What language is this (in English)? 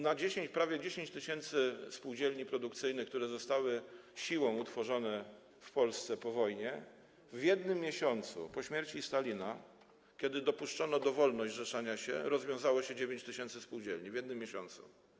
Polish